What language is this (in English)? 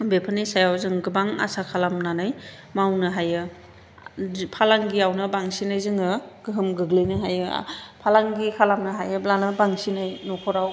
Bodo